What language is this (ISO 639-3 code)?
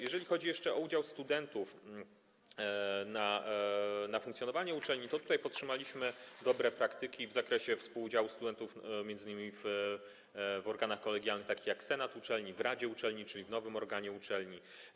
pol